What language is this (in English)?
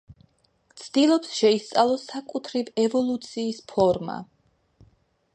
Georgian